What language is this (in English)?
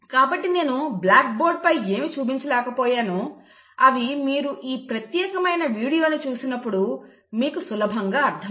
Telugu